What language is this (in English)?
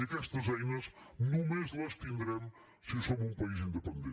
Catalan